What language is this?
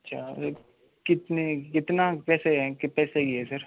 Hindi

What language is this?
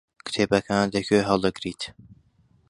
Central Kurdish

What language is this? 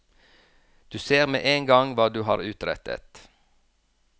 Norwegian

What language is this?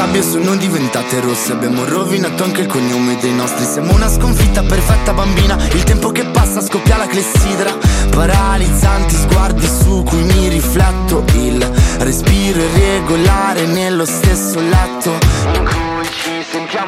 Italian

